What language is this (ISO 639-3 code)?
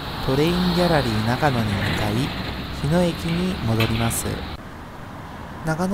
jpn